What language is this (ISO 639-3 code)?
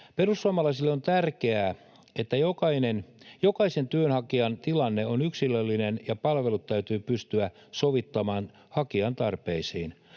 fin